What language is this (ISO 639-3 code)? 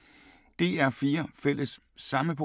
dan